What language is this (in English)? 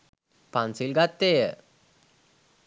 Sinhala